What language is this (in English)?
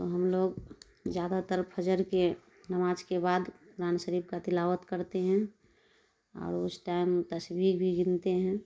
Urdu